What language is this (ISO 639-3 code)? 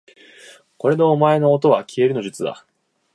jpn